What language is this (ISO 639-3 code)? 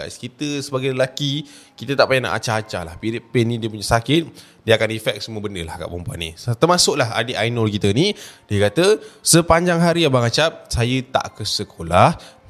msa